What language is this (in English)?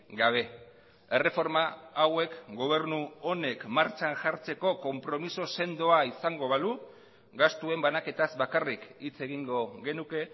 Basque